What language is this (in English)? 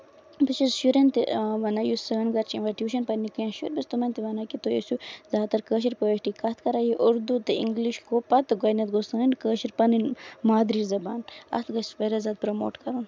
Kashmiri